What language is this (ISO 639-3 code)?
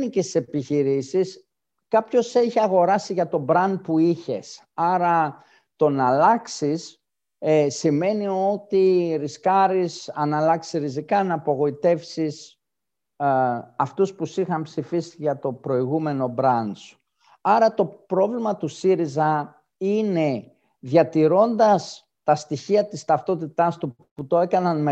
ell